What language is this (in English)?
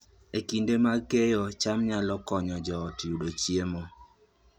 Luo (Kenya and Tanzania)